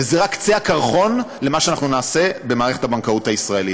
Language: Hebrew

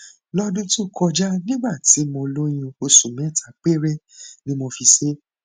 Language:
Yoruba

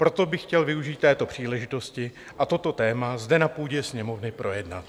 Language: Czech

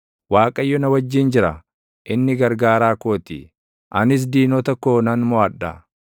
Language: Oromo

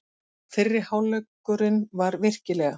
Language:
Icelandic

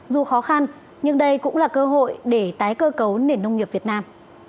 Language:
Vietnamese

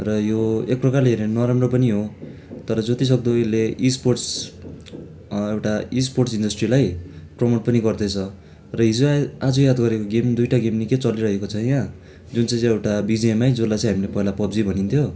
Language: Nepali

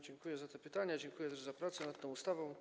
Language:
Polish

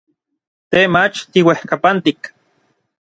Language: Orizaba Nahuatl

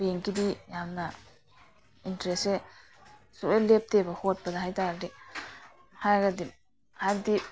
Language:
Manipuri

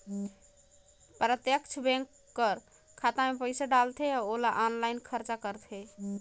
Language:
Chhattisgarhi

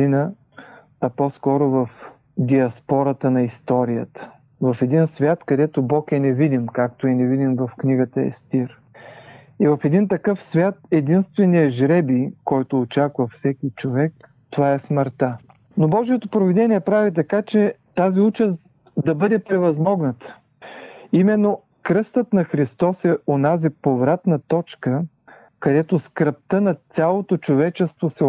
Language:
Bulgarian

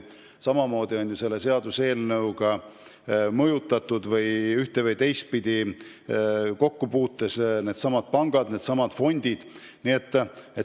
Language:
Estonian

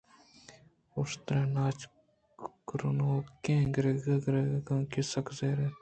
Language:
Eastern Balochi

